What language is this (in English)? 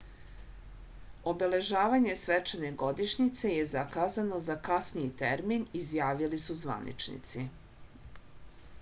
Serbian